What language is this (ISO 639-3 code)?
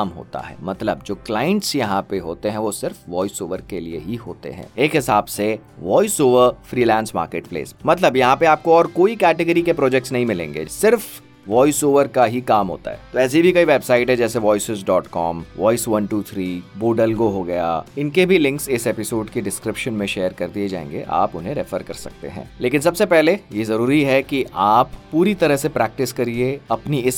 hin